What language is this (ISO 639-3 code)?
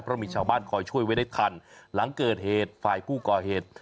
tha